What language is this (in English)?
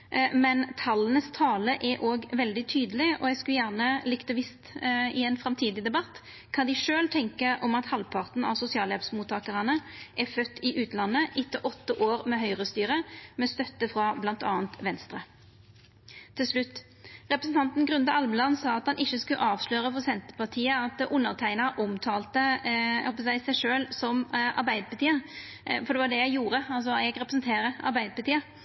Norwegian Nynorsk